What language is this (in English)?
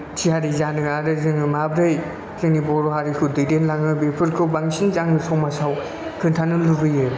Bodo